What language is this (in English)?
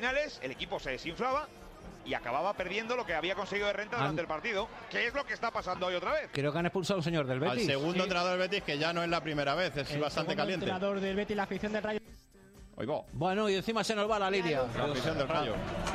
Spanish